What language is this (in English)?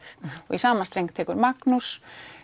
Icelandic